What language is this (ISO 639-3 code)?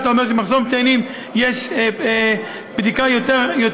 heb